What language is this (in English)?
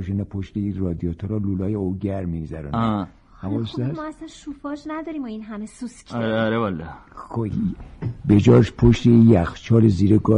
Persian